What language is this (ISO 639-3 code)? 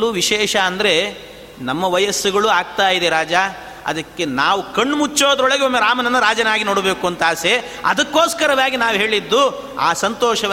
kan